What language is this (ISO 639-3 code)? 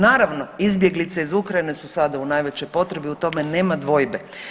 hrv